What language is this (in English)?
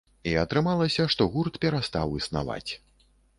Belarusian